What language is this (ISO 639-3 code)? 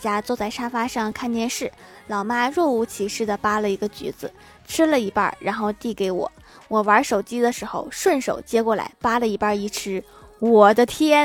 zho